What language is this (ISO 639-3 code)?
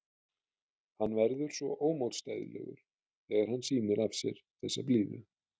isl